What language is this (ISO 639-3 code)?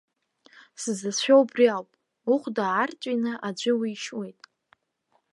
abk